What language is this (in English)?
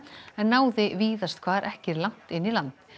Icelandic